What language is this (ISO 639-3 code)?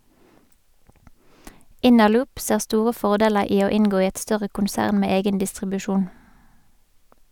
nor